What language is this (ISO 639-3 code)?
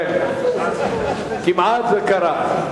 heb